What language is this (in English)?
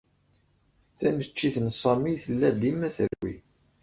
Kabyle